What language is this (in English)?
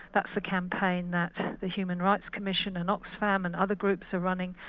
English